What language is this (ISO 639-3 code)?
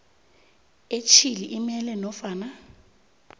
nbl